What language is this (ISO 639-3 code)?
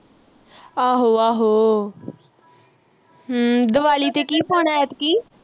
pan